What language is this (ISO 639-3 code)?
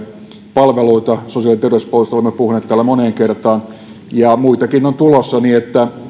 fin